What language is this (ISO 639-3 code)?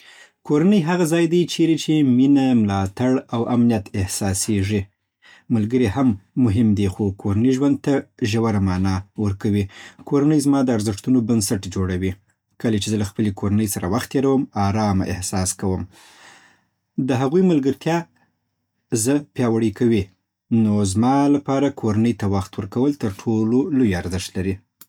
pbt